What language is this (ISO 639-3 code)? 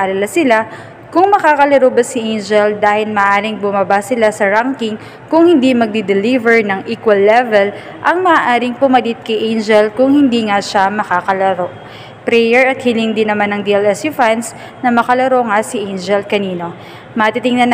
fil